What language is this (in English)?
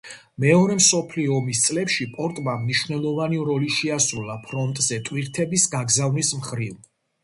Georgian